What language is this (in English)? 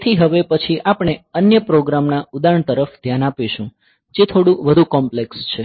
Gujarati